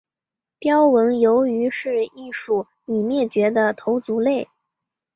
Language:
Chinese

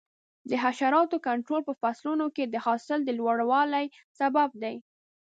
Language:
Pashto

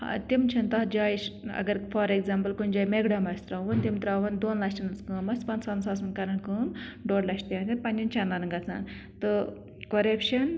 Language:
Kashmiri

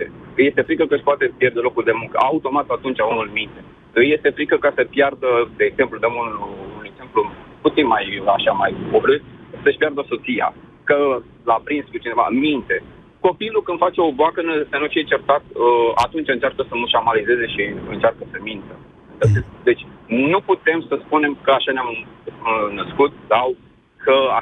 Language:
Romanian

